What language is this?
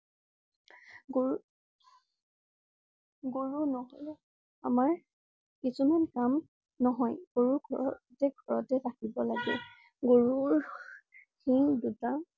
Assamese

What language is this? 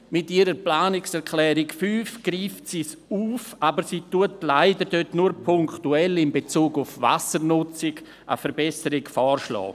Swiss German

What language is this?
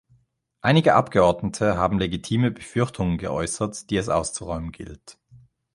German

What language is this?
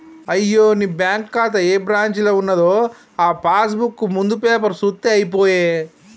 Telugu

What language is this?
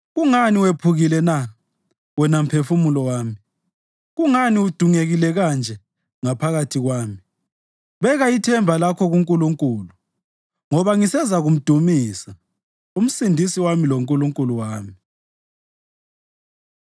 North Ndebele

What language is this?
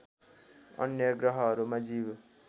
Nepali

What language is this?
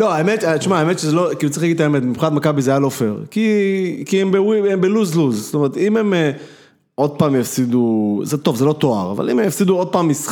Hebrew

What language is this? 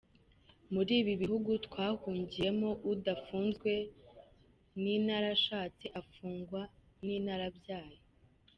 Kinyarwanda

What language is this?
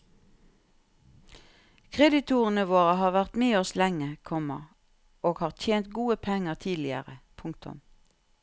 Norwegian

